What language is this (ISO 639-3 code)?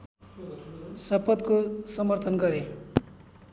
nep